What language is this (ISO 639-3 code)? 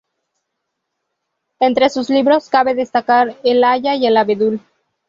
spa